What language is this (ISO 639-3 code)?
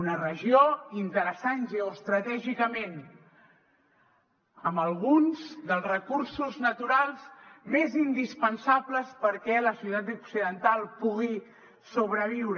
cat